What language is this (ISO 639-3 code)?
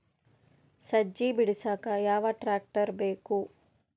kan